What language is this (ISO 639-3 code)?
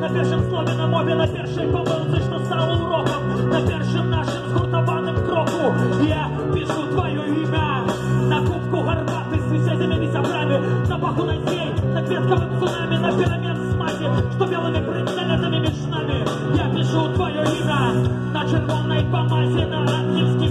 pol